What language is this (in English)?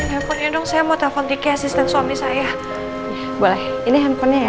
Indonesian